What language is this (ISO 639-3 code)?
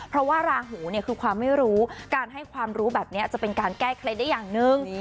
tha